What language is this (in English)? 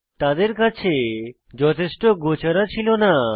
Bangla